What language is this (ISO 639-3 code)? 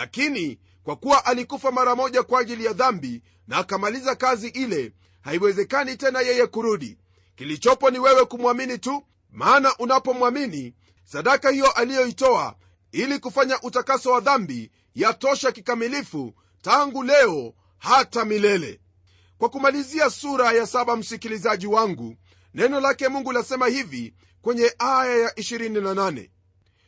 swa